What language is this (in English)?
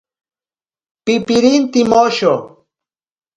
Ashéninka Perené